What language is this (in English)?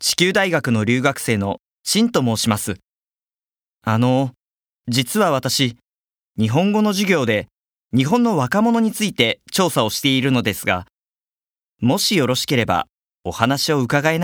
Japanese